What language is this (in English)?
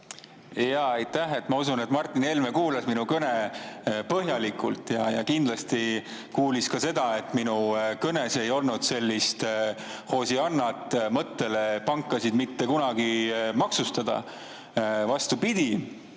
Estonian